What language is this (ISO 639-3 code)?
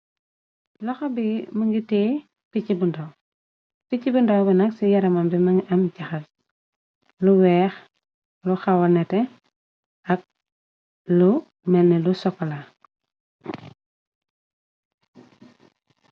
wol